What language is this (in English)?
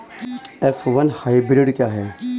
Hindi